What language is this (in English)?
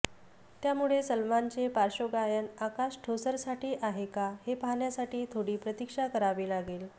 Marathi